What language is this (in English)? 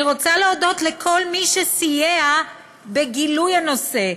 Hebrew